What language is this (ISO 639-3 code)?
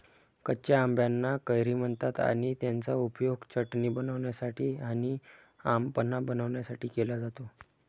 mar